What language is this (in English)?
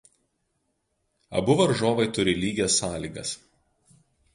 Lithuanian